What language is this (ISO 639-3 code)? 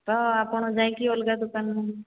ori